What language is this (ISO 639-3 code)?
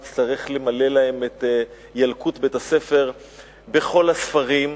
heb